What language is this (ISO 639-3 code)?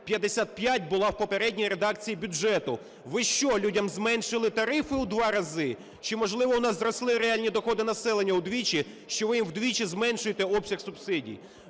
ukr